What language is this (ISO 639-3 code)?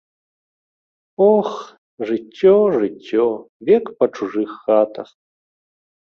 bel